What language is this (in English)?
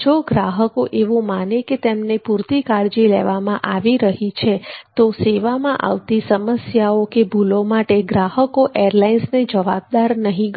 Gujarati